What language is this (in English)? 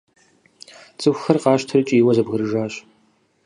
Kabardian